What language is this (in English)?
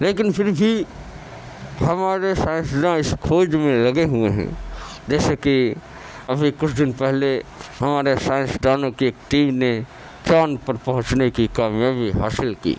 Urdu